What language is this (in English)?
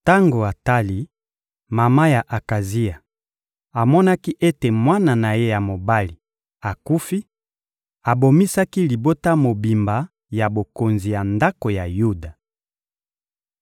Lingala